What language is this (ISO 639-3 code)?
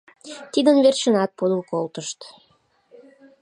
chm